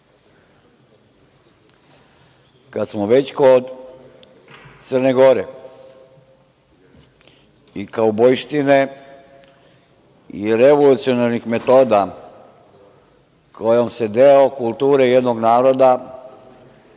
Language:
Serbian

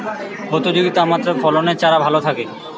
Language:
Bangla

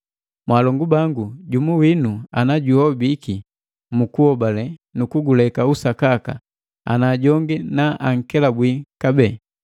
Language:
Matengo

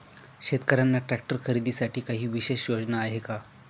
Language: Marathi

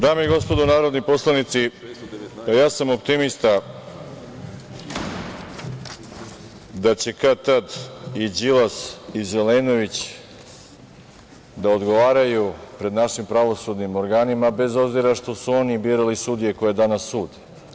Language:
Serbian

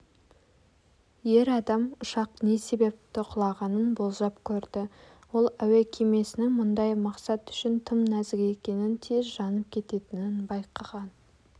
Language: Kazakh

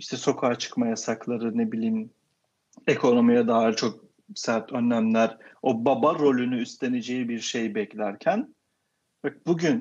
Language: Turkish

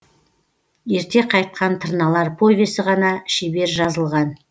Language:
Kazakh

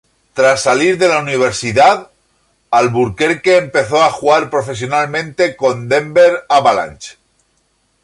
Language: Spanish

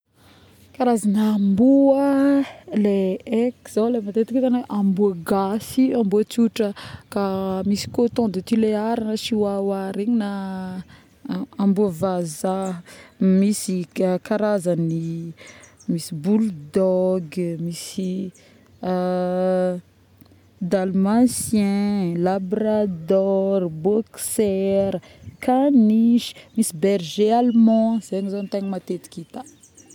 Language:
Northern Betsimisaraka Malagasy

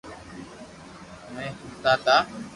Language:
Loarki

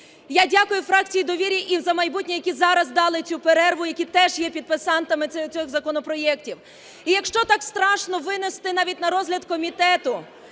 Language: Ukrainian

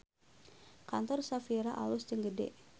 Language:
Sundanese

